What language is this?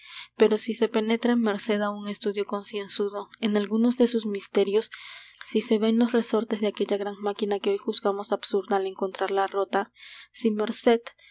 Spanish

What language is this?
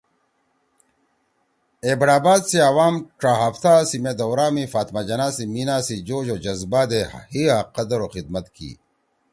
Torwali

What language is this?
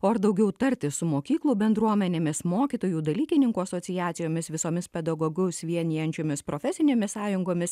Lithuanian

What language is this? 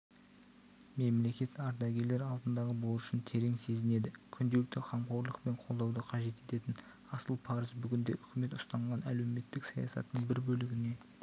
Kazakh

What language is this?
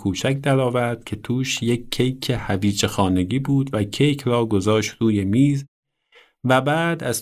Persian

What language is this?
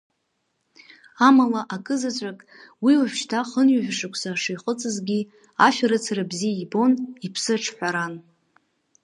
Abkhazian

